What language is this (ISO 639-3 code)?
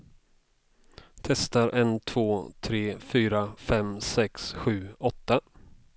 swe